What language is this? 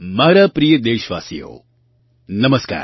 Gujarati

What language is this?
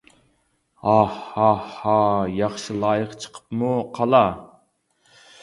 Uyghur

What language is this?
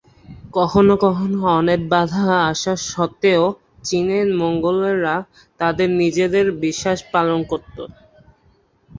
Bangla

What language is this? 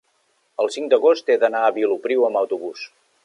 Catalan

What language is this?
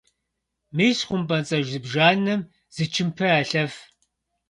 Kabardian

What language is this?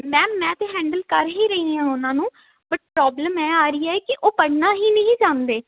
Punjabi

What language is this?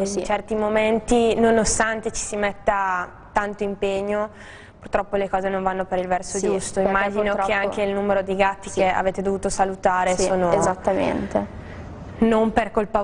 Italian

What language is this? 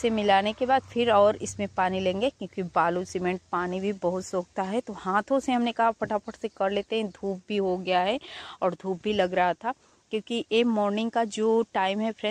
Hindi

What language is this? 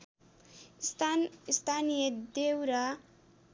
Nepali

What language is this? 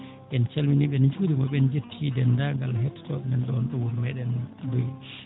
Fula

